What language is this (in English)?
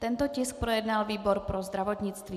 Czech